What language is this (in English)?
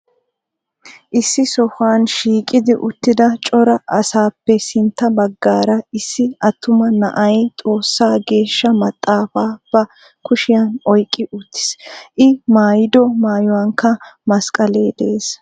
Wolaytta